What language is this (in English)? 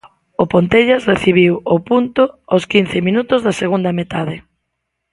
Galician